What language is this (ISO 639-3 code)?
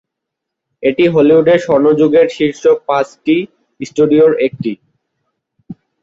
ben